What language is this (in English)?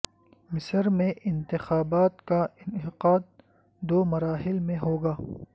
Urdu